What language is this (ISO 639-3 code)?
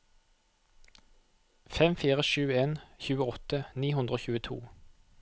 nor